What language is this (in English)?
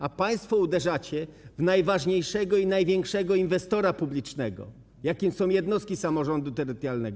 Polish